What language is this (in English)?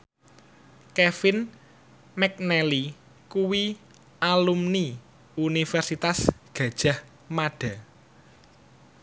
Javanese